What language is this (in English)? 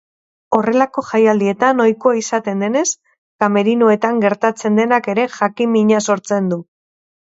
Basque